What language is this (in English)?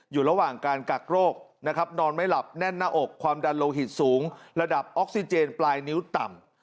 Thai